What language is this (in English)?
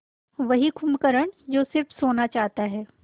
Hindi